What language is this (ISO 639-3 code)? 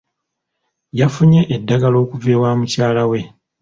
lug